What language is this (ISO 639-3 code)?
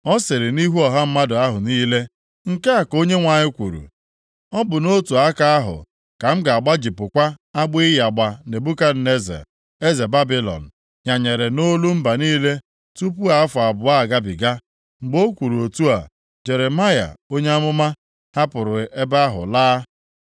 ibo